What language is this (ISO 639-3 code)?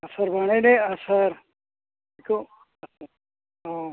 brx